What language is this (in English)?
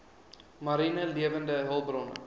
Afrikaans